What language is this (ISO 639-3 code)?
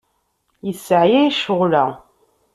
kab